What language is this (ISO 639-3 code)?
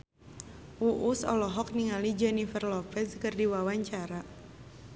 sun